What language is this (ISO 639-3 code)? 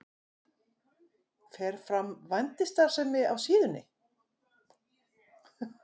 isl